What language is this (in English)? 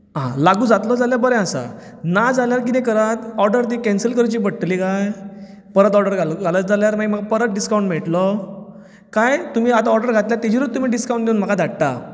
Konkani